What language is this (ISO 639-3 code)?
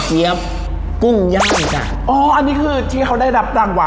tha